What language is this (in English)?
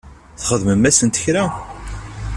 Kabyle